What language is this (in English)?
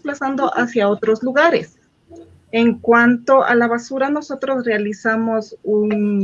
Spanish